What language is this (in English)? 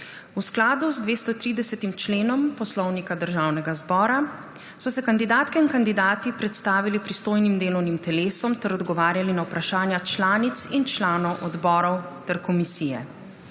Slovenian